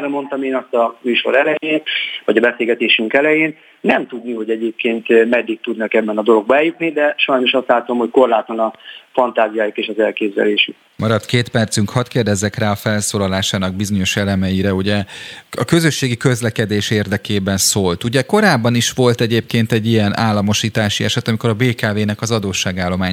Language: Hungarian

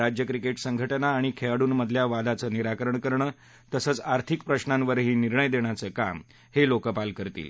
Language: Marathi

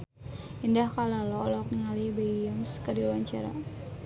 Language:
Sundanese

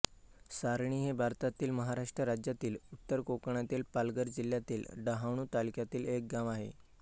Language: Marathi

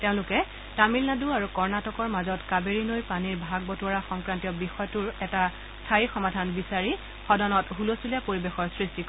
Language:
Assamese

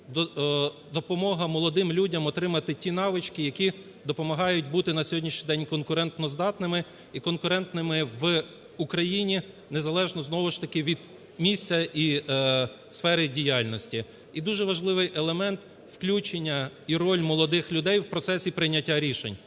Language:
Ukrainian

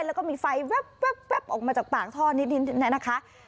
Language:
Thai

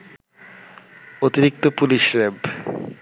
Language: Bangla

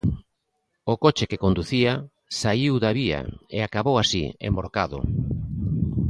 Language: Galician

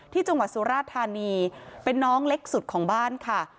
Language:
Thai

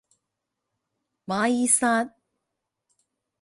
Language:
Chinese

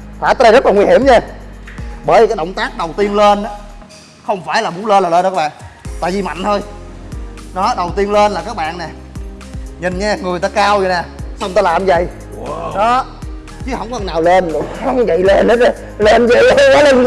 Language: Vietnamese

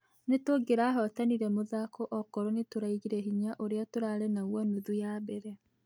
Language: Kikuyu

